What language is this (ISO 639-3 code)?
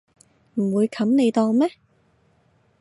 yue